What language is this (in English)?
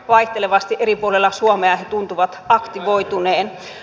Finnish